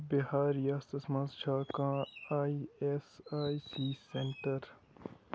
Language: Kashmiri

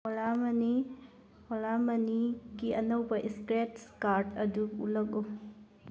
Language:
Manipuri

